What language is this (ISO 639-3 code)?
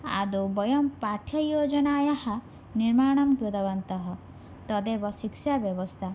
san